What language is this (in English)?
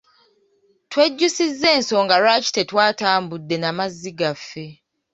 Ganda